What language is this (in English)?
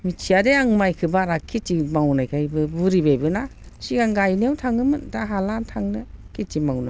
Bodo